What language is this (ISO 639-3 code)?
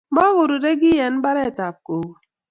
kln